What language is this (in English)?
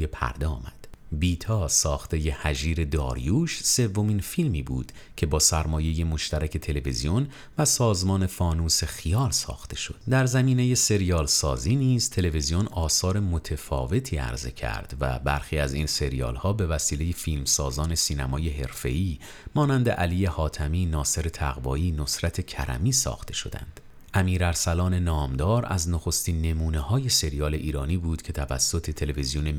Persian